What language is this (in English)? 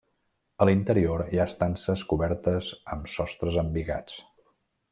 Catalan